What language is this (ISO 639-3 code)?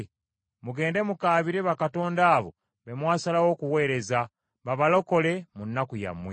lug